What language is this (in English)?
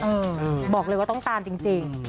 Thai